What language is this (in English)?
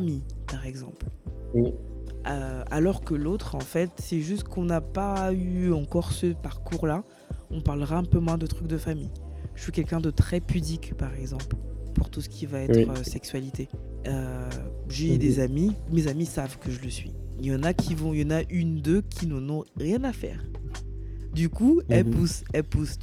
French